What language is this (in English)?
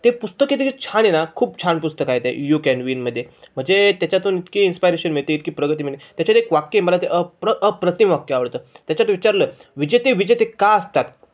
Marathi